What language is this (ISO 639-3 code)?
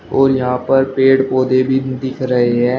hin